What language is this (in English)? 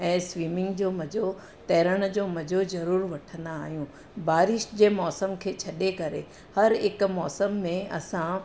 Sindhi